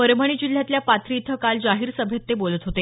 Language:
Marathi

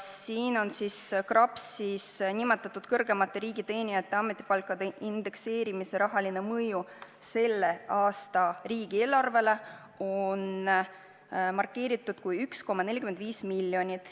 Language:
Estonian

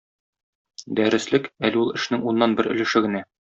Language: Tatar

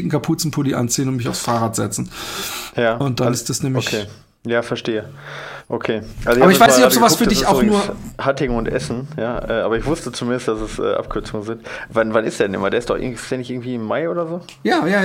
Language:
German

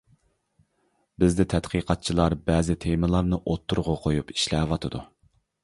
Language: Uyghur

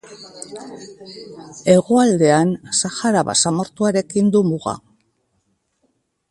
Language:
Basque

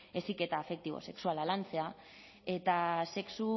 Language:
Basque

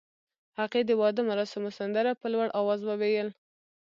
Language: Pashto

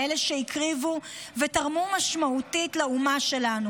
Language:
Hebrew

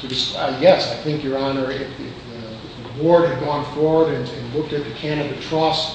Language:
English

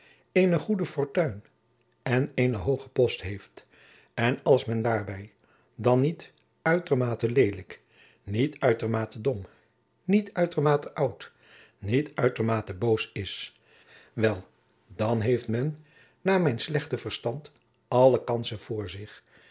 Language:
Dutch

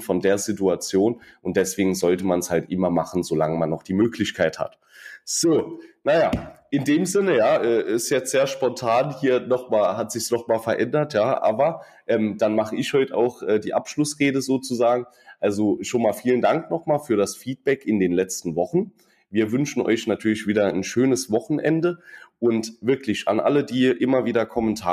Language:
German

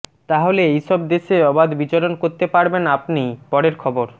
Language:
Bangla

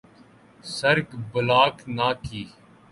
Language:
Urdu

